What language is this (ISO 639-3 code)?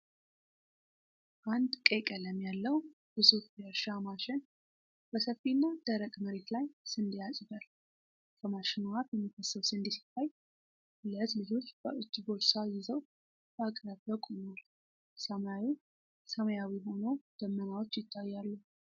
amh